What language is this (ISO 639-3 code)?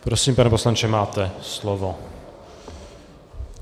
ces